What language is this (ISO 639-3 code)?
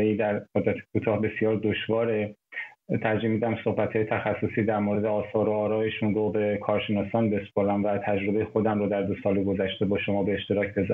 fas